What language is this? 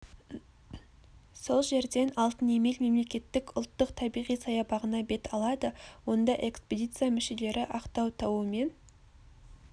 Kazakh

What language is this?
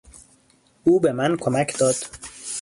Persian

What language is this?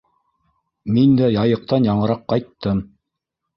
Bashkir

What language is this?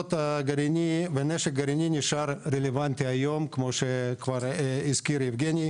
Hebrew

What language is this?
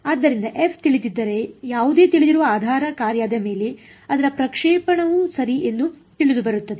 Kannada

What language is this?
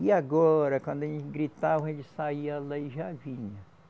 Portuguese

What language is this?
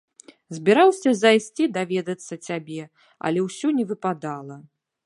Belarusian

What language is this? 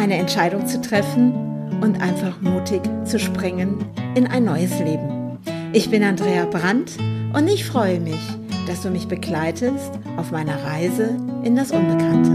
German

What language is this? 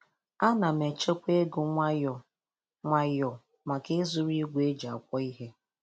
Igbo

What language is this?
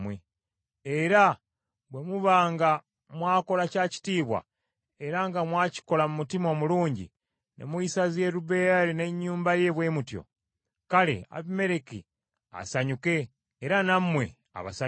Ganda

